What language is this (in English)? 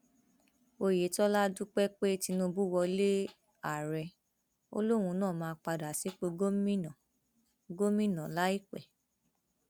Yoruba